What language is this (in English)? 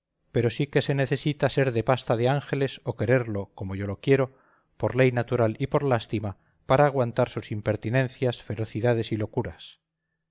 Spanish